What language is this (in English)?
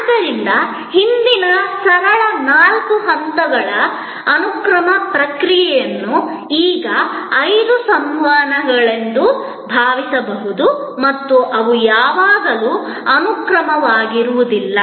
Kannada